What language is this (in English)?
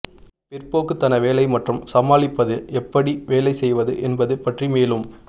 Tamil